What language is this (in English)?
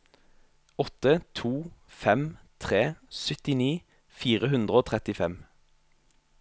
Norwegian